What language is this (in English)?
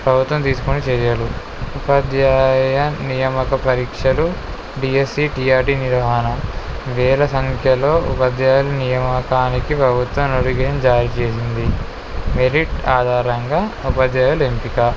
Telugu